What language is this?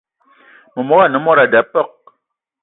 Eton (Cameroon)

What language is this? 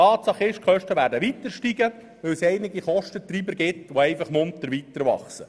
Swiss German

